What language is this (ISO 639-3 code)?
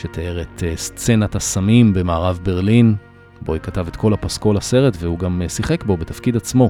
heb